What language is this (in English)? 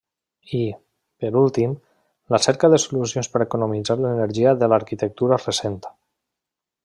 Catalan